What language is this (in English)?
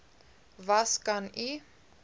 Afrikaans